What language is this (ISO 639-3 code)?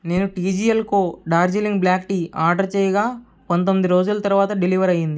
tel